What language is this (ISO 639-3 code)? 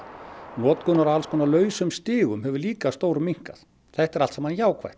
isl